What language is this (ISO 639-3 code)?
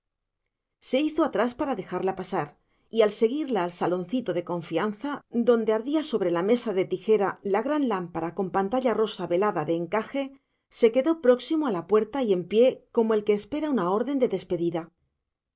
spa